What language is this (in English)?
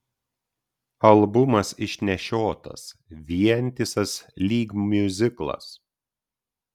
Lithuanian